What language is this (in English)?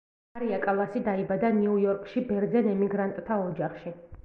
Georgian